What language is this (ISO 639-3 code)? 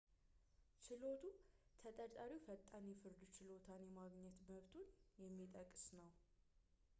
amh